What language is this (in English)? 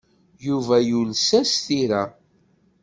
Kabyle